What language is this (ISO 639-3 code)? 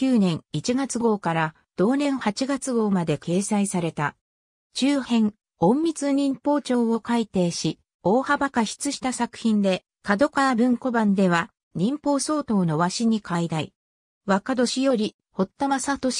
jpn